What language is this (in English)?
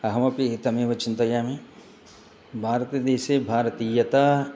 Sanskrit